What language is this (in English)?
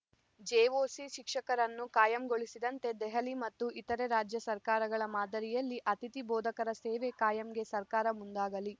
Kannada